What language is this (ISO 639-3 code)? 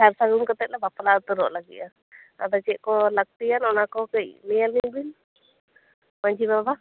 sat